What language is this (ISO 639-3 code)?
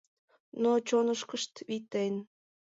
chm